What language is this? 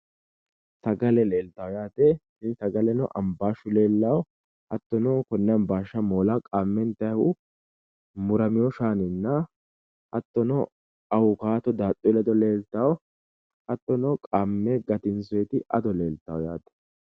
Sidamo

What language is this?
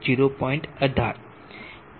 Gujarati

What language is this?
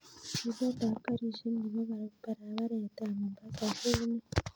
Kalenjin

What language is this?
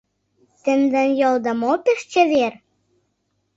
Mari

